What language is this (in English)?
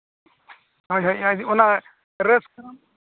Santali